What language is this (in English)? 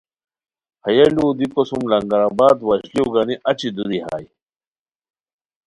Khowar